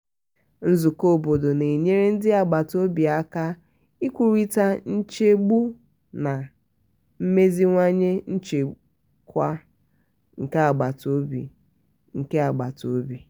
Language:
Igbo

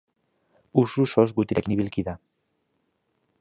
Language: Basque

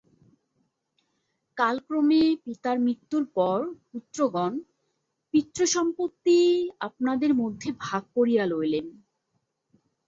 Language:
Bangla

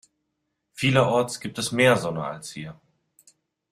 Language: German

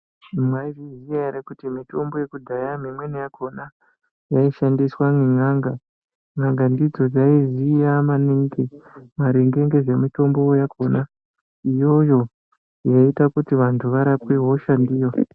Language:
Ndau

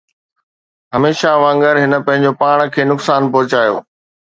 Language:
Sindhi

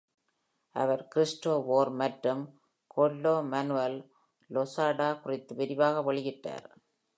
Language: Tamil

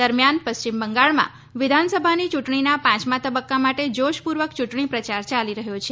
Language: Gujarati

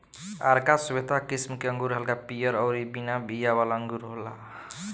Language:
Bhojpuri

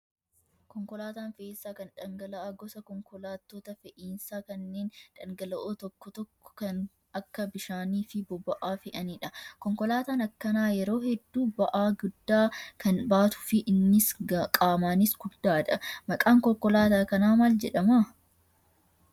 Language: Oromo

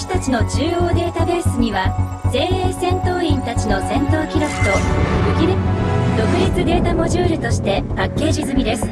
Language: Japanese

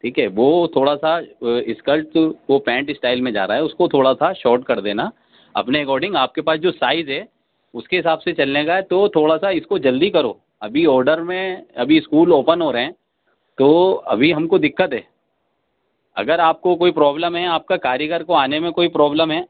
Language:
Urdu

